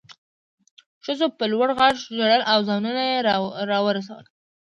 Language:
Pashto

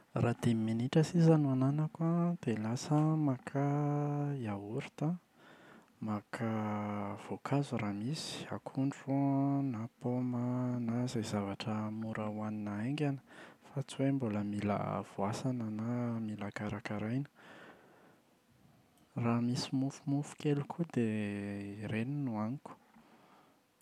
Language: Malagasy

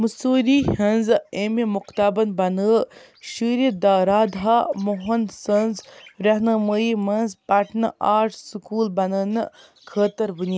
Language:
Kashmiri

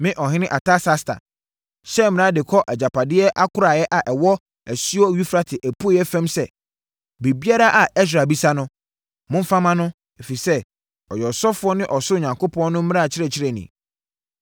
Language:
Akan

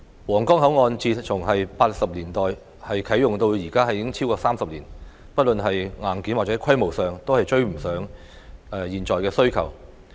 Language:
Cantonese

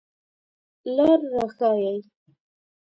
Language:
Pashto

